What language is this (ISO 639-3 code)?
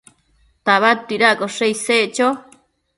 mcf